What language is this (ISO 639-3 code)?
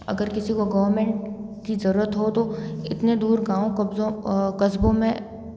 hin